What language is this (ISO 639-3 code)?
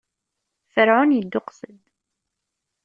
kab